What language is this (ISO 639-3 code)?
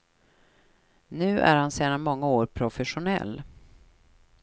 swe